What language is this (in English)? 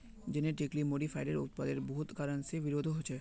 Magahi